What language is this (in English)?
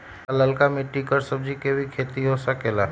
Magahi